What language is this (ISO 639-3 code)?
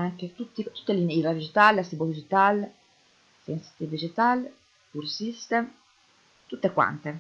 ita